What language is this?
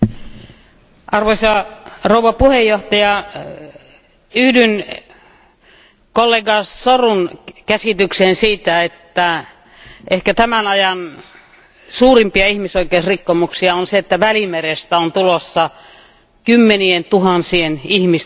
Finnish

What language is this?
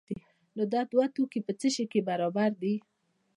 Pashto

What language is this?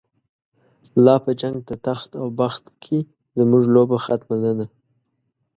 Pashto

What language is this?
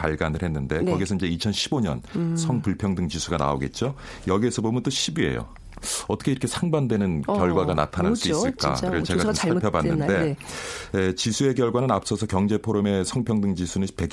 Korean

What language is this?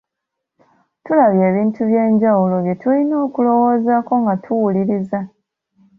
Ganda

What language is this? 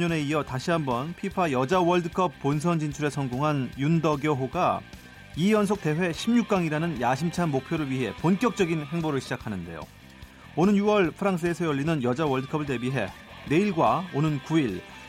Korean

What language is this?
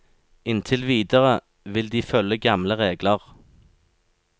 Norwegian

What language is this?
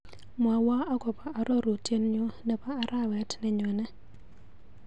Kalenjin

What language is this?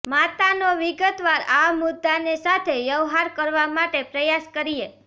Gujarati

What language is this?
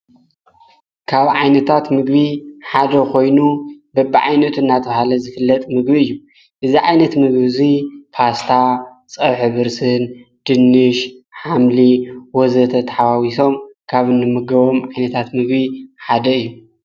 Tigrinya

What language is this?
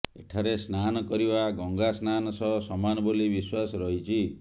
Odia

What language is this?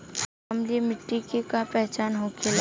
Bhojpuri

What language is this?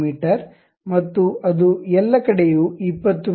Kannada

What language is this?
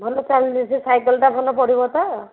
Odia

